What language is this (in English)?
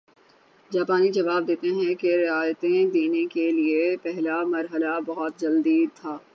Urdu